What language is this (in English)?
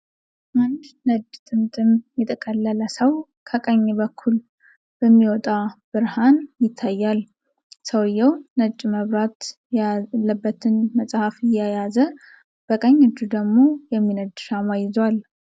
Amharic